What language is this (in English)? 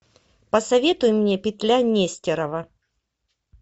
Russian